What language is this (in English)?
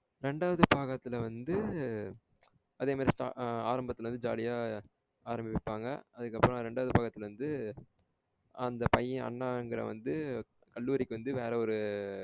Tamil